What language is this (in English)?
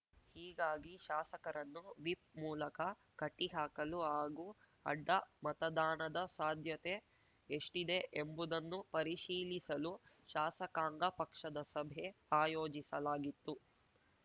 Kannada